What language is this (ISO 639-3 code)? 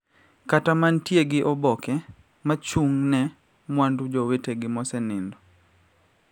luo